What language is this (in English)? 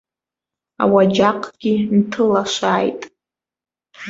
Abkhazian